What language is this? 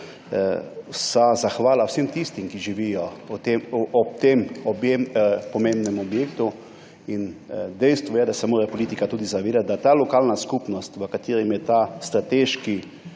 Slovenian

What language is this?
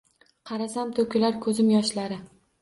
Uzbek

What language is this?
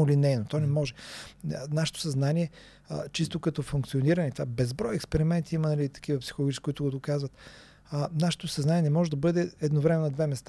Bulgarian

